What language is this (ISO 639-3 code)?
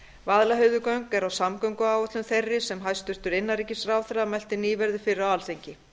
isl